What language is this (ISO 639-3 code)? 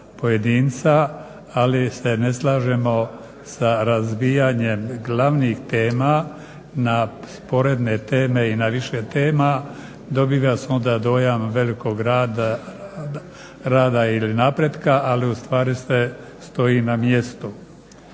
hrv